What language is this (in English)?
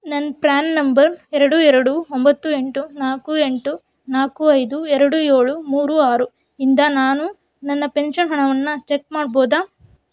Kannada